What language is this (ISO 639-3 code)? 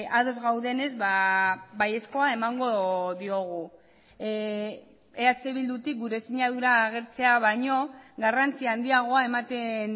eus